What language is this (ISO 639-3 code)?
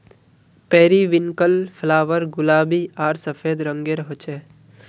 mag